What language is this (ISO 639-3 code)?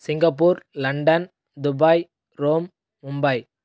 tel